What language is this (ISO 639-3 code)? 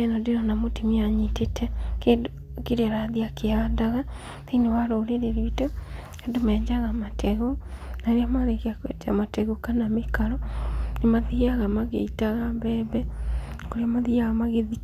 kik